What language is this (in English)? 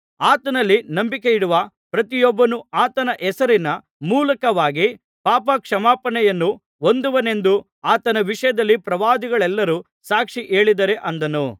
Kannada